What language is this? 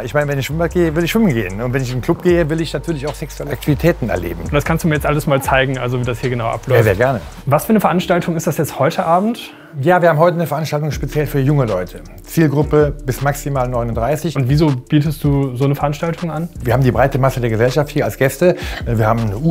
German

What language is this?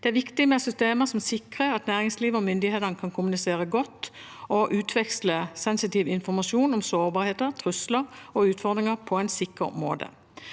Norwegian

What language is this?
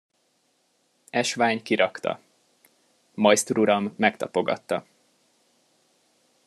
Hungarian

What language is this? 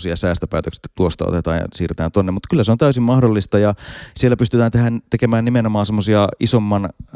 Finnish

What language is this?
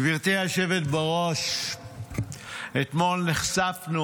Hebrew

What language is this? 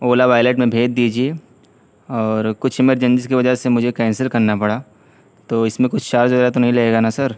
Urdu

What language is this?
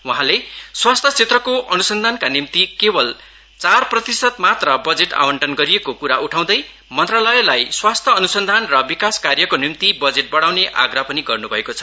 Nepali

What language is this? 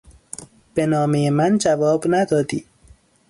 Persian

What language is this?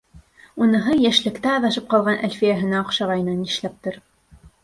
Bashkir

